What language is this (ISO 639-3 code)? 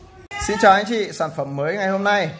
vie